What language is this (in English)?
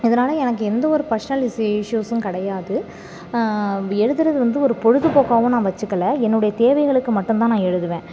Tamil